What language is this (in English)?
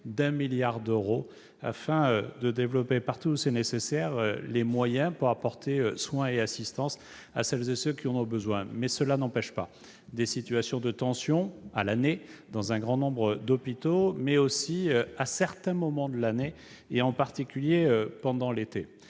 French